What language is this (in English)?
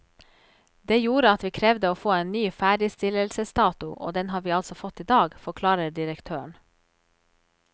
Norwegian